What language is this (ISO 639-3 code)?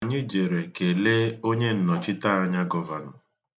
ibo